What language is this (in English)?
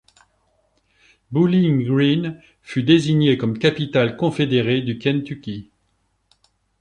French